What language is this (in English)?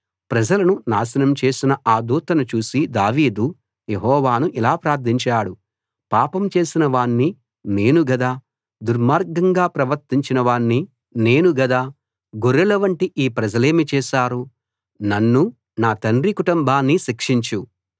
Telugu